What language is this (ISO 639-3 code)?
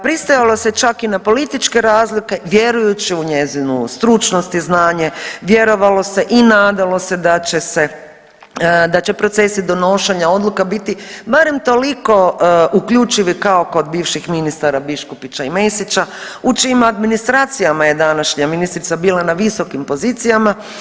hrv